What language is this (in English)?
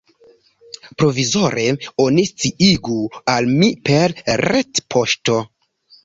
Esperanto